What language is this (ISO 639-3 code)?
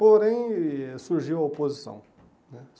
por